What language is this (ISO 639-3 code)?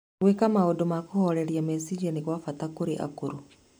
kik